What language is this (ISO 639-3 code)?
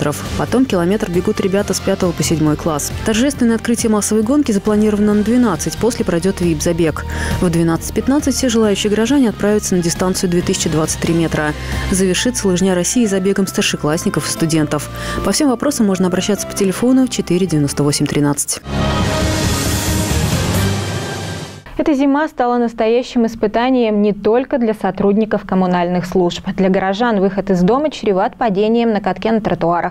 rus